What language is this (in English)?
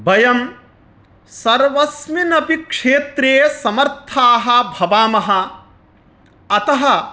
Sanskrit